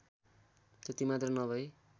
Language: Nepali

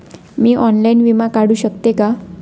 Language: Marathi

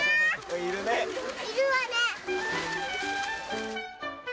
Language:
Japanese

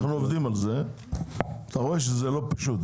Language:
Hebrew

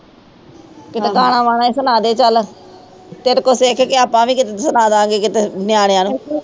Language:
Punjabi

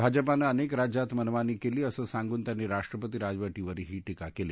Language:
Marathi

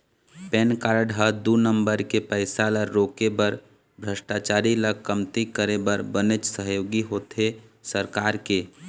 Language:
Chhattisgarhi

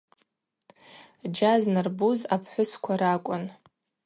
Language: Abaza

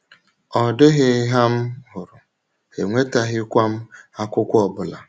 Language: Igbo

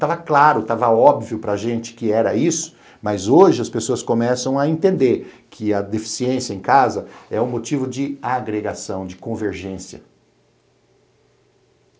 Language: Portuguese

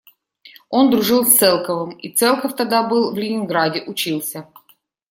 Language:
Russian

